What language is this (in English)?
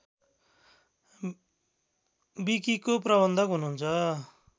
Nepali